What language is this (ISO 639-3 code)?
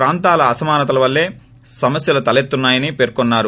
tel